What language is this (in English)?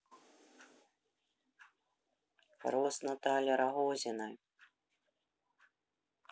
Russian